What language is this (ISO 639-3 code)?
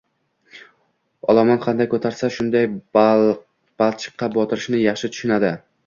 uzb